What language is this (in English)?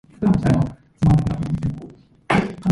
English